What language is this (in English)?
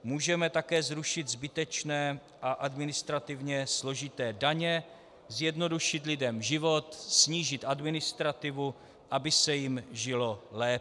Czech